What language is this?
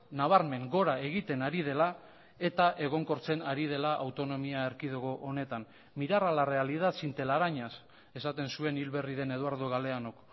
Basque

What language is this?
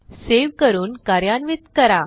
Marathi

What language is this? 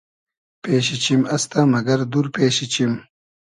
Hazaragi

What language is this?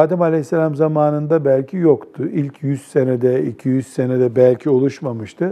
Turkish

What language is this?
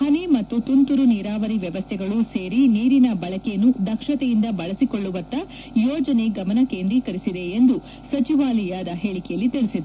Kannada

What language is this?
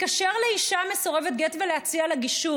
Hebrew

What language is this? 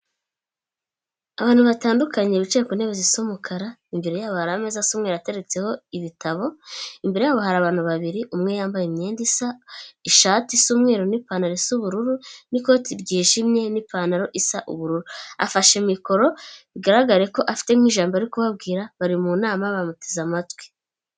Kinyarwanda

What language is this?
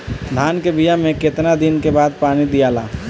Bhojpuri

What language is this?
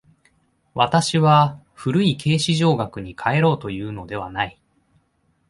Japanese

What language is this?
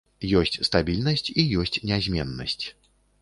Belarusian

